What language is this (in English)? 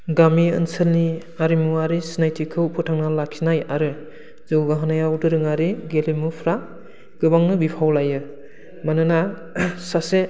Bodo